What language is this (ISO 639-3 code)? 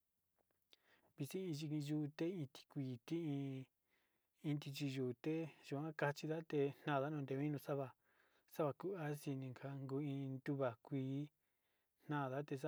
xti